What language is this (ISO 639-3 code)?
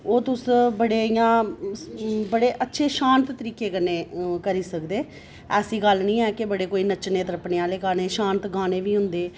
doi